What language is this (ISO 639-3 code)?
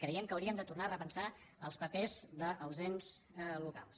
cat